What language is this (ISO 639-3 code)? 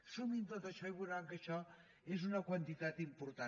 cat